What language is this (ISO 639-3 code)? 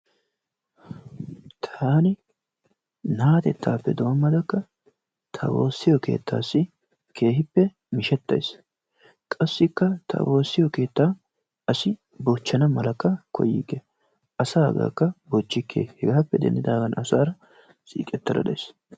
wal